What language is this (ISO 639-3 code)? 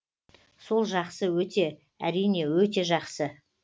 kaz